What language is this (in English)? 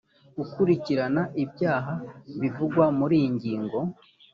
Kinyarwanda